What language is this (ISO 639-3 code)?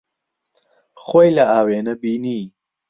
ckb